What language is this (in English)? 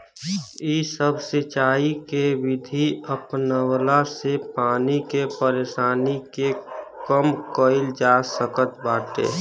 Bhojpuri